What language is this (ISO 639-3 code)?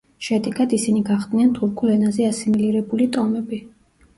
kat